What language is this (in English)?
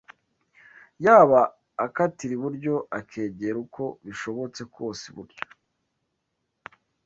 Kinyarwanda